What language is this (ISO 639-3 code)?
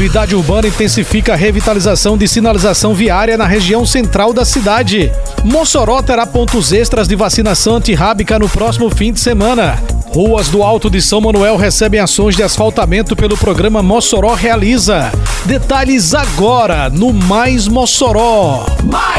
por